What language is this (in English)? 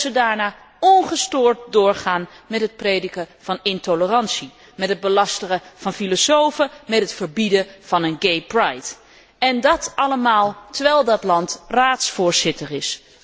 Dutch